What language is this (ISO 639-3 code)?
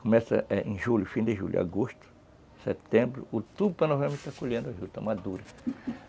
por